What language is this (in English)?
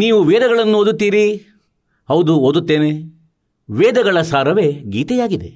Kannada